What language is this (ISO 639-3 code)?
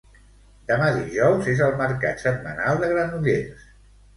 cat